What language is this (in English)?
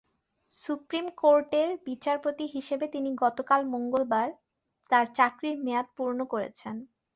Bangla